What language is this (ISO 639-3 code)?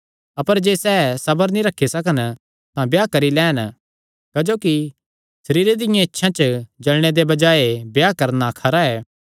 xnr